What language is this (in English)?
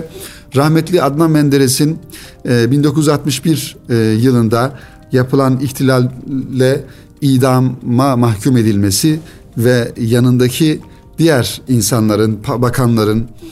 Turkish